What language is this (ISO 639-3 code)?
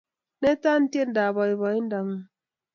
kln